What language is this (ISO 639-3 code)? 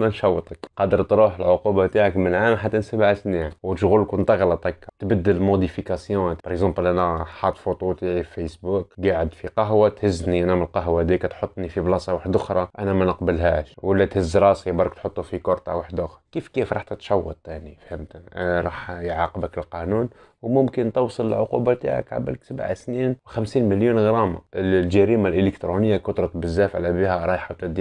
ara